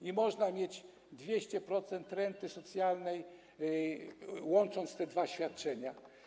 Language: Polish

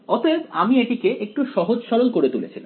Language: Bangla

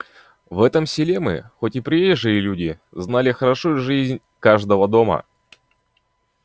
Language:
Russian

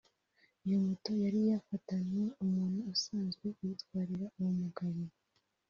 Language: Kinyarwanda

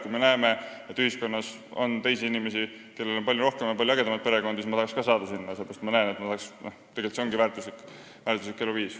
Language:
Estonian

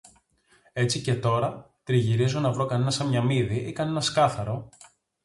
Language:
Greek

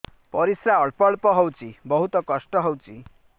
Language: Odia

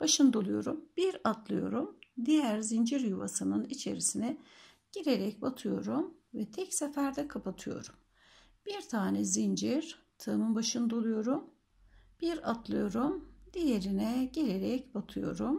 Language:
Turkish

